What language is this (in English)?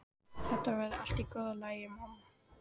Icelandic